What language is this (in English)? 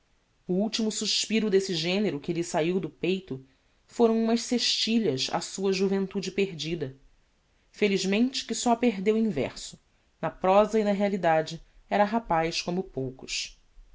Portuguese